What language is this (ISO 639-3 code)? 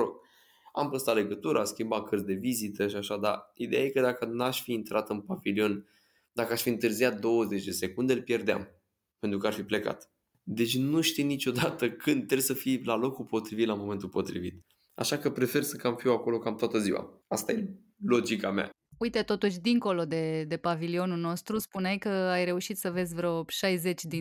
ron